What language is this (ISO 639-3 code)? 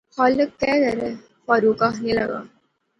phr